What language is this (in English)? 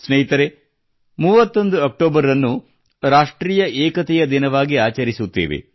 Kannada